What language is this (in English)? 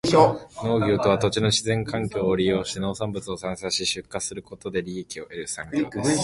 Japanese